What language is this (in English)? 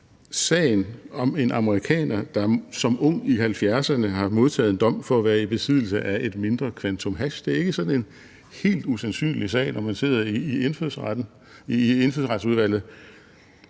Danish